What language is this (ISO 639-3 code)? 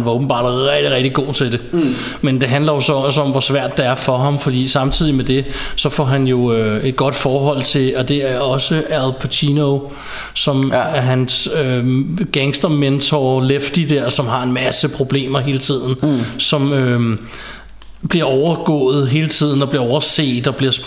dan